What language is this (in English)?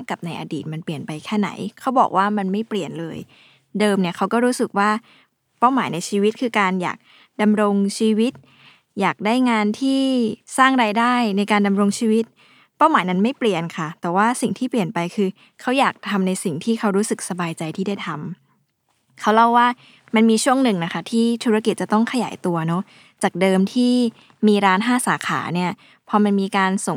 Thai